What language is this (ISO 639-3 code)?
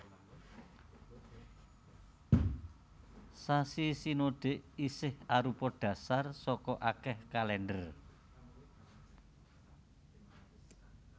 jav